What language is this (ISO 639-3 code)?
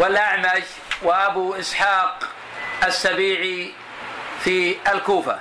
ara